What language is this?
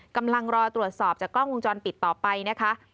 Thai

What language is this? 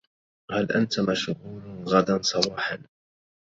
Arabic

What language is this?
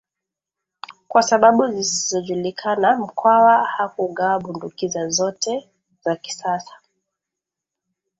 Swahili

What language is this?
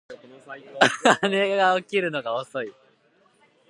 Japanese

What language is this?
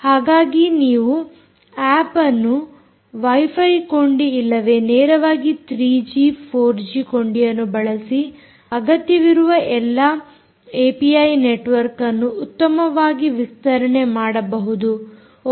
Kannada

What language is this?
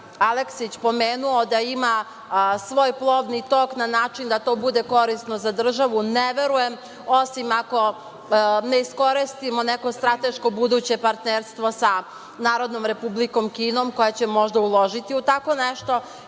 Serbian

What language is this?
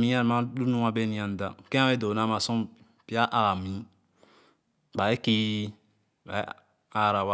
Khana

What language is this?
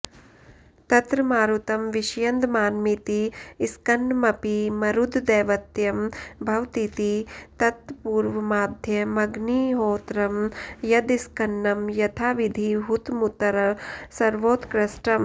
Sanskrit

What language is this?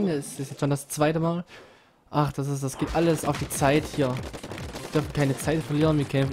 German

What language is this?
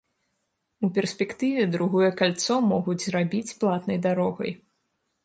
Belarusian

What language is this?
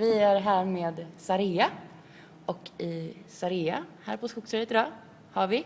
Swedish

